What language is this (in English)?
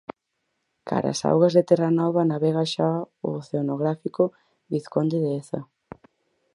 Galician